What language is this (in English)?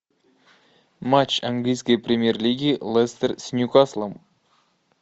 Russian